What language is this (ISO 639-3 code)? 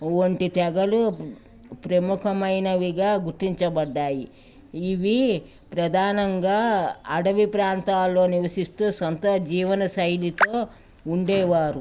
tel